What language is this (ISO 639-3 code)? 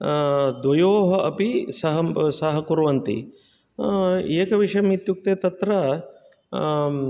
san